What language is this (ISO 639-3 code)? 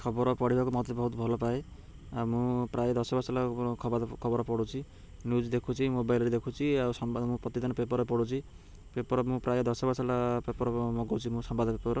ori